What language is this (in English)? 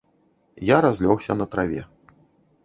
Belarusian